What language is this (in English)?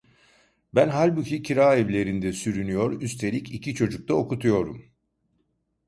Turkish